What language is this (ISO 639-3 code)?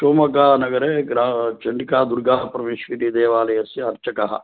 san